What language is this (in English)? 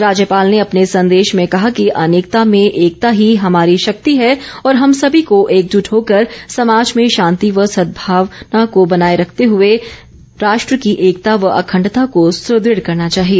Hindi